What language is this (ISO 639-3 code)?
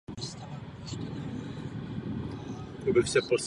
ces